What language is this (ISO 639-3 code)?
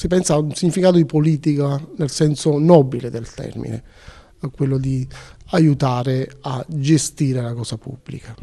ita